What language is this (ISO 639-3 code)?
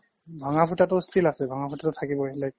asm